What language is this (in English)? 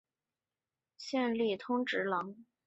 Chinese